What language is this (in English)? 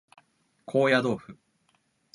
Japanese